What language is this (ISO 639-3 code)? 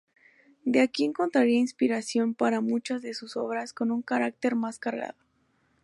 spa